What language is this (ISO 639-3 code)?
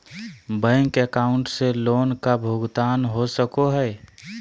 mag